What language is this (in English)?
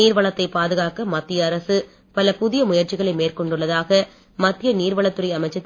Tamil